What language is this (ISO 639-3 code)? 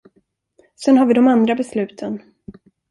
swe